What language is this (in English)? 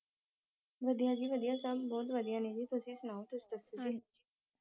Punjabi